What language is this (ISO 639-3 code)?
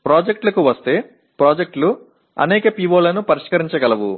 tel